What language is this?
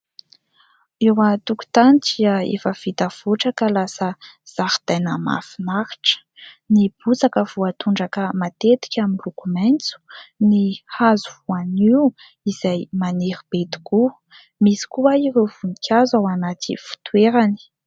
Malagasy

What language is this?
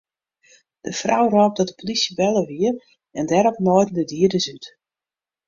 Western Frisian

